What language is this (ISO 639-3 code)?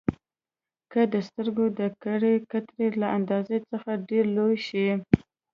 pus